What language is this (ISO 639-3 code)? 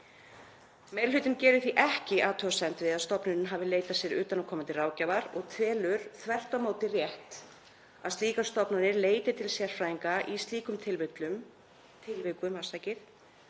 isl